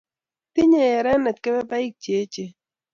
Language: Kalenjin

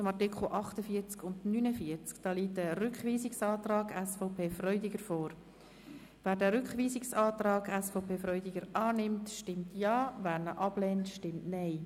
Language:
Swiss German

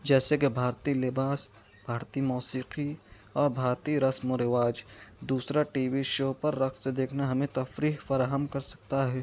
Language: Urdu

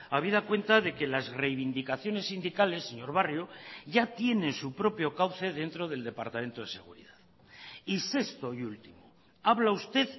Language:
Spanish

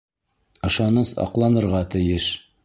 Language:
Bashkir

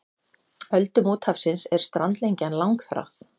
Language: Icelandic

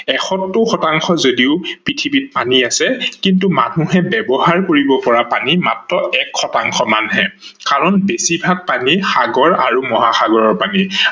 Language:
Assamese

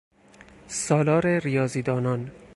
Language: Persian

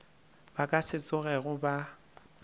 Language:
Northern Sotho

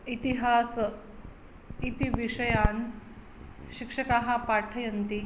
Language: Sanskrit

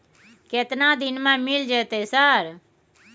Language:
Maithili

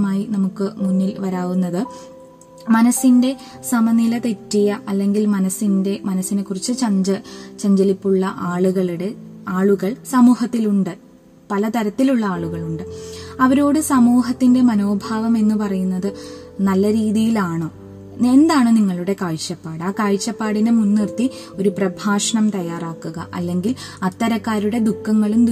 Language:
Malayalam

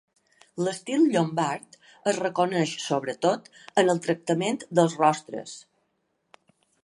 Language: Catalan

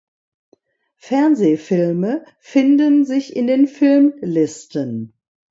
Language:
German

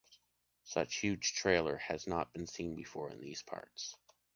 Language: English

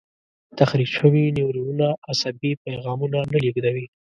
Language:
Pashto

